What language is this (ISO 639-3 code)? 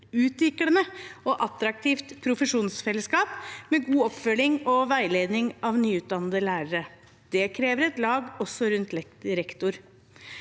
nor